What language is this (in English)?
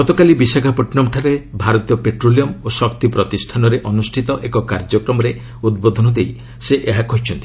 Odia